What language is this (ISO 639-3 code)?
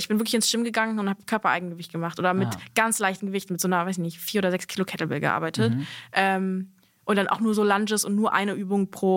deu